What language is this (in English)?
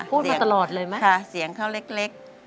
Thai